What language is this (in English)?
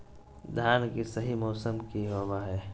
Magahi